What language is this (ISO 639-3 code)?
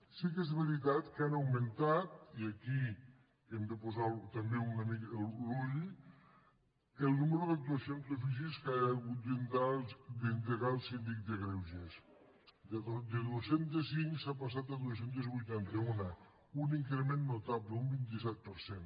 cat